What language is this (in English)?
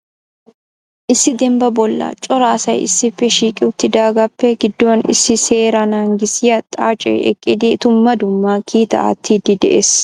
Wolaytta